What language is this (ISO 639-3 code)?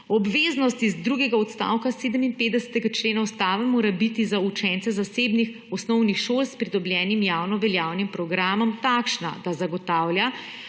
slv